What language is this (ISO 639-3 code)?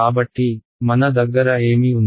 tel